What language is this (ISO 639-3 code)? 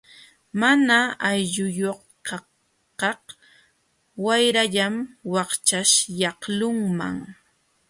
qxw